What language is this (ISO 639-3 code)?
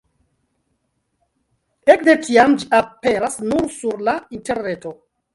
epo